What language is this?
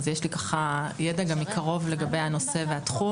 Hebrew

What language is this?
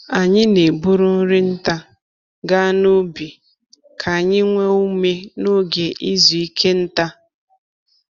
Igbo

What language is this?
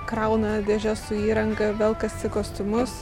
Lithuanian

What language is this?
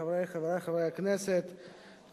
Hebrew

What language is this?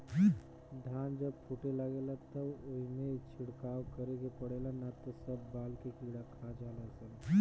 Bhojpuri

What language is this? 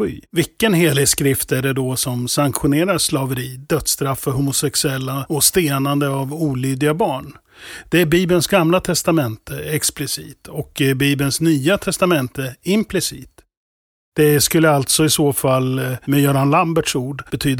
Swedish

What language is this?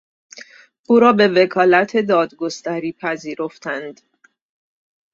Persian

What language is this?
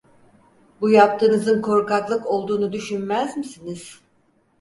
Turkish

